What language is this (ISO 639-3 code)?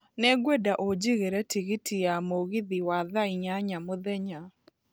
kik